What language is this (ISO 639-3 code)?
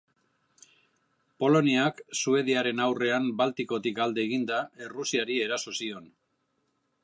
eus